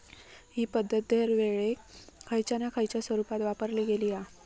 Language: Marathi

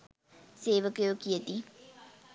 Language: Sinhala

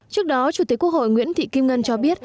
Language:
Vietnamese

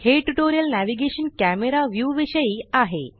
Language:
Marathi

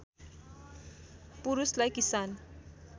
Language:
Nepali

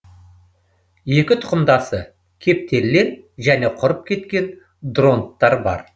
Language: Kazakh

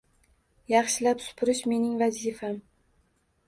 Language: Uzbek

